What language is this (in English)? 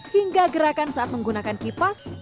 Indonesian